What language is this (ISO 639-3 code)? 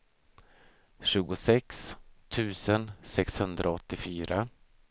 swe